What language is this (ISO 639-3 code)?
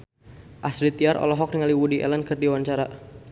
sun